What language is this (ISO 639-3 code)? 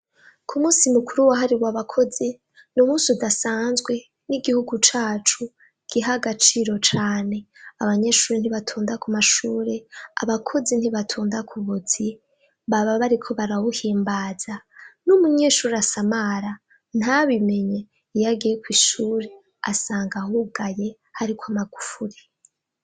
run